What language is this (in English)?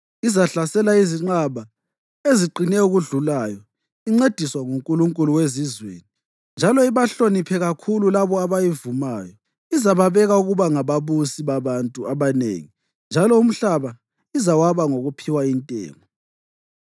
North Ndebele